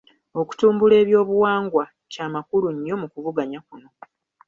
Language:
Ganda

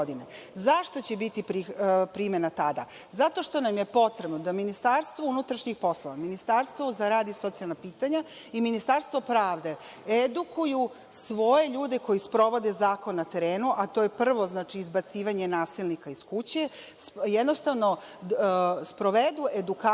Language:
Serbian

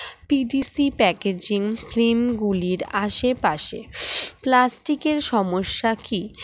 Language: Bangla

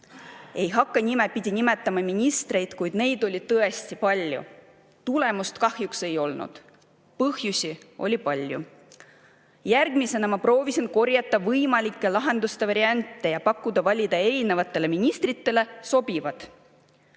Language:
Estonian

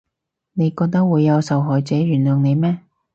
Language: Cantonese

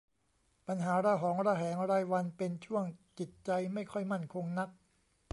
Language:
Thai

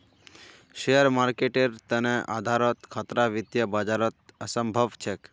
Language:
Magahi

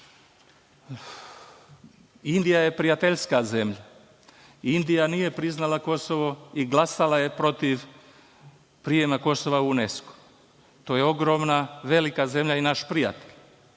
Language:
Serbian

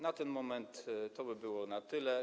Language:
Polish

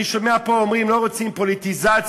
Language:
Hebrew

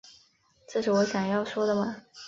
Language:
Chinese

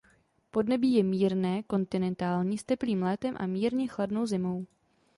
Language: Czech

